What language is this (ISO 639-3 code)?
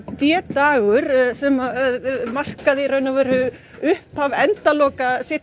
isl